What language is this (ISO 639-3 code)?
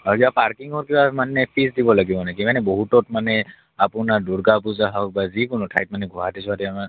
asm